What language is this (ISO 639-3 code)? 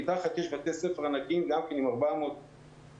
heb